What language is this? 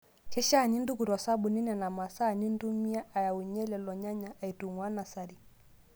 Masai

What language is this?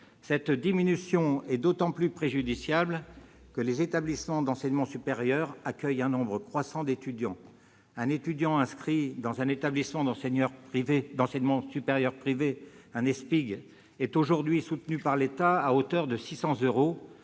French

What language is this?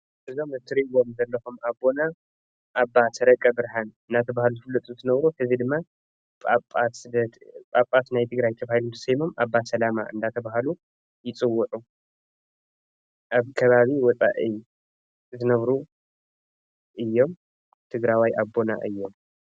Tigrinya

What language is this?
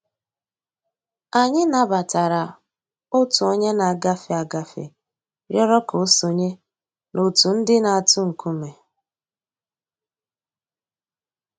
Igbo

